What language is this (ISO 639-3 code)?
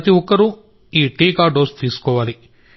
tel